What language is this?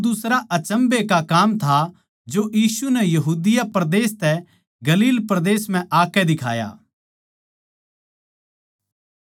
Haryanvi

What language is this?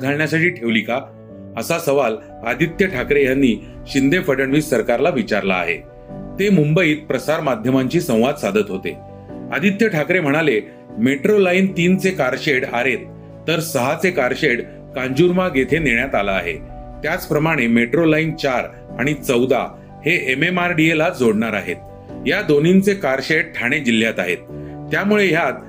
Marathi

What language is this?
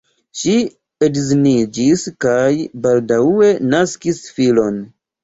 Esperanto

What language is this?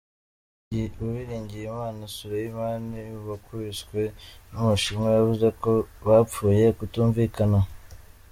Kinyarwanda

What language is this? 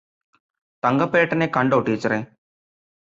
Malayalam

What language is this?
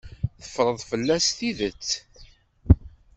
Kabyle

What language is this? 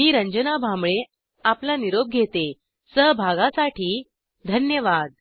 Marathi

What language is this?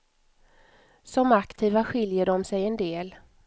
Swedish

